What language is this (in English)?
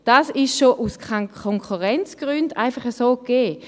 Swiss German